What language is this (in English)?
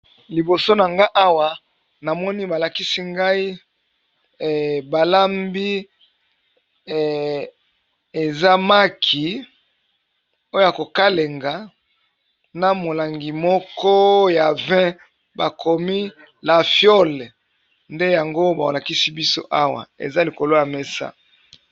Lingala